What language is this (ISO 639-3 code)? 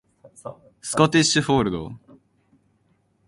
jpn